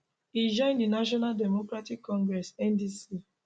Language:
Nigerian Pidgin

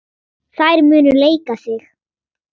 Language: Icelandic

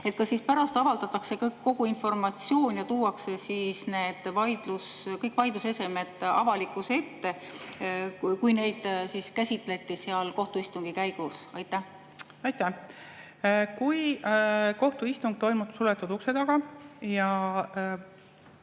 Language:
Estonian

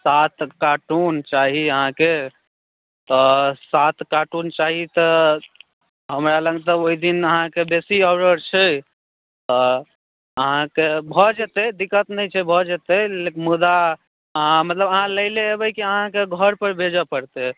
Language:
Maithili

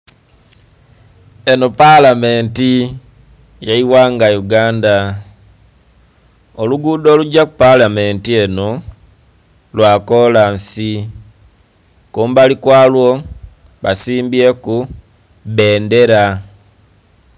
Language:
Soga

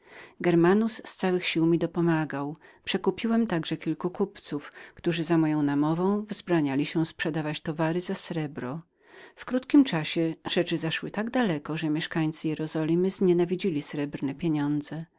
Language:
Polish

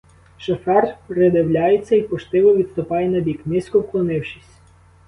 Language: Ukrainian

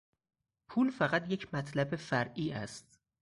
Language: Persian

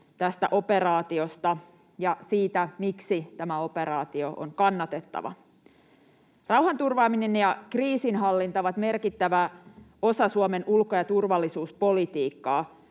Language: Finnish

